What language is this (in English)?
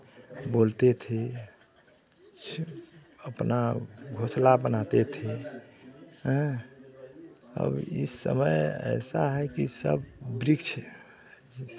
Hindi